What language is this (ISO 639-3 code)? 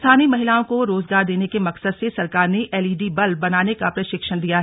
hin